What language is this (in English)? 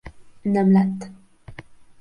Hungarian